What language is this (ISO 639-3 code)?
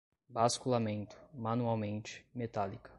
por